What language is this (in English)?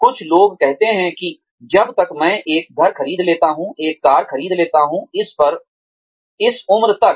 Hindi